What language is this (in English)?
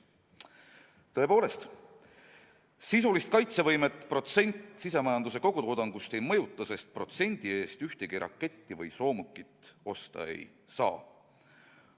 Estonian